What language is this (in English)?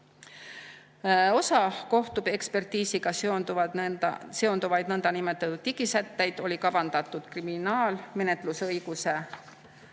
Estonian